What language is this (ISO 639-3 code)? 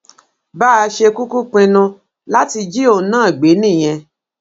yor